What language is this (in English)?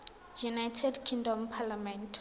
Tswana